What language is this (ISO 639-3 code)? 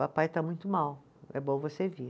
por